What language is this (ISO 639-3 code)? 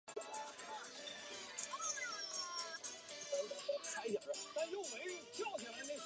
zho